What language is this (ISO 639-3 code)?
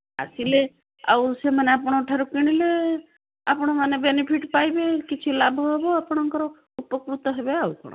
ori